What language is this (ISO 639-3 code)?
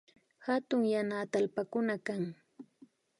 qvi